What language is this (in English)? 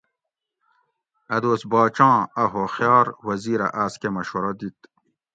Gawri